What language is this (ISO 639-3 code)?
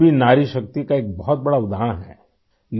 urd